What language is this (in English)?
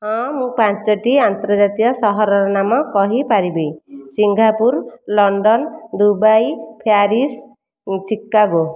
Odia